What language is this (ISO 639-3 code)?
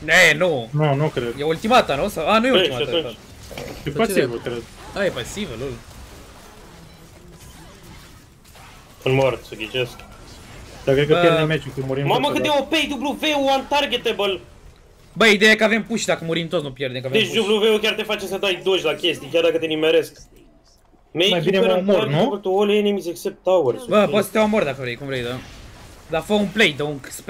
ron